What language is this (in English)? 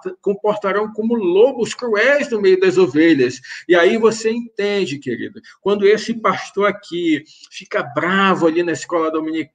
Portuguese